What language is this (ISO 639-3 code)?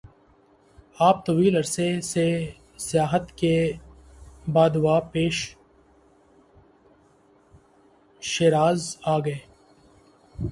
urd